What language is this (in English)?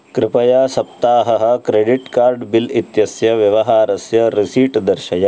Sanskrit